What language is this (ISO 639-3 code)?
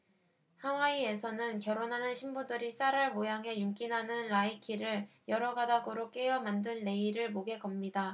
kor